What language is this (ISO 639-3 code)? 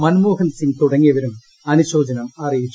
mal